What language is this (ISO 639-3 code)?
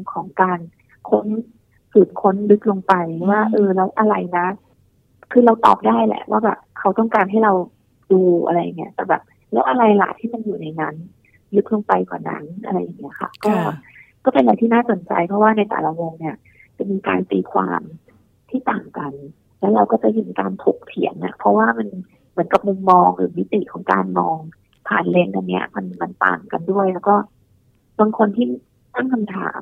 tha